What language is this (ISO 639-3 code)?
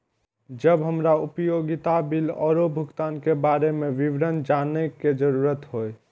mai